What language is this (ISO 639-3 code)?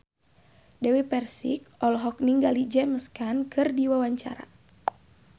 sun